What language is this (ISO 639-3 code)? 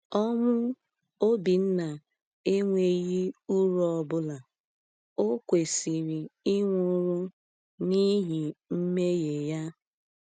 ibo